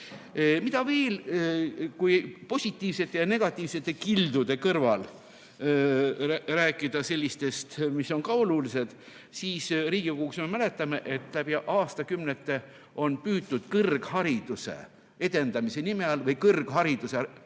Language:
Estonian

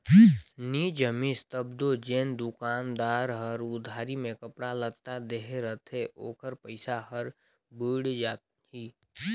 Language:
Chhattisgarhi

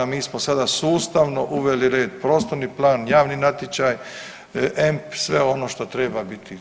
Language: Croatian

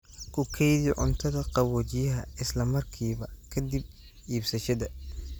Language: Somali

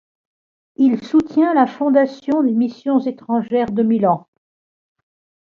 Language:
French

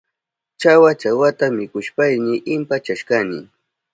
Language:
Southern Pastaza Quechua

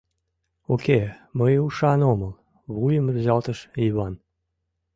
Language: Mari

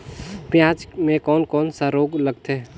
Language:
Chhattisgarhi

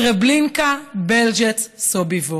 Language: Hebrew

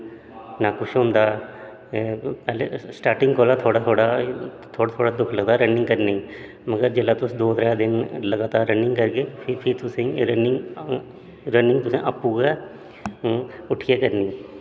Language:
Dogri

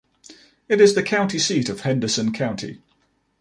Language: English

